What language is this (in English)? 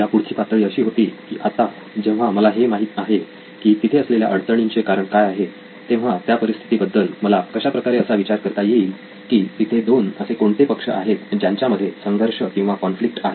Marathi